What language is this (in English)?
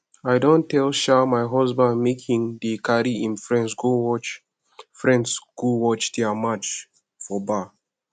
Nigerian Pidgin